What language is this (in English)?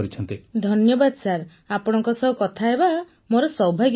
Odia